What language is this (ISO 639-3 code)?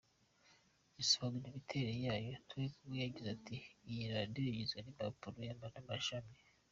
kin